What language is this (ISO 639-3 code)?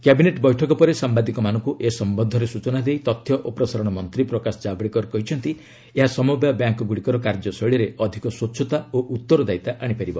ori